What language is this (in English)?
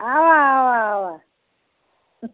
Kashmiri